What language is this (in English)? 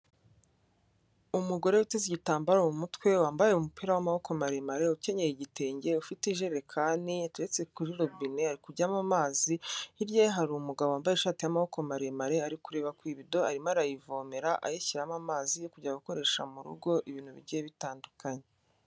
Kinyarwanda